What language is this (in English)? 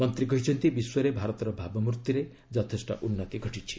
Odia